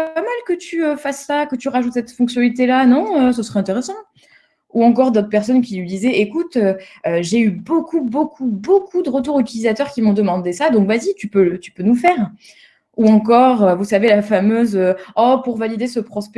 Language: French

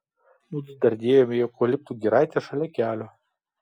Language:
Lithuanian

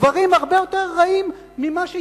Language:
Hebrew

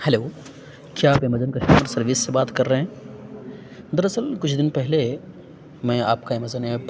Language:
Urdu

